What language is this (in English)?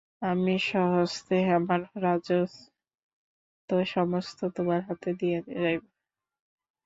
Bangla